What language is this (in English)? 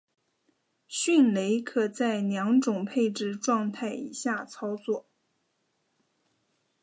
Chinese